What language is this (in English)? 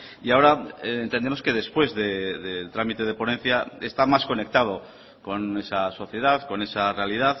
Spanish